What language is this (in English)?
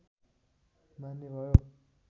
Nepali